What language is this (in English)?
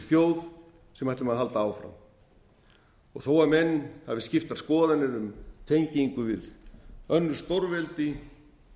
Icelandic